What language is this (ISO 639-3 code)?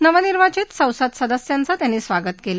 mar